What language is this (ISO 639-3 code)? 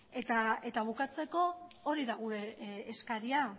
eus